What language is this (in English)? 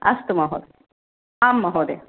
Sanskrit